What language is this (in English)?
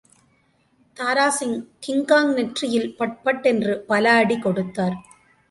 Tamil